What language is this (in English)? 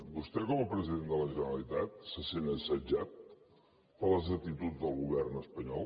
Catalan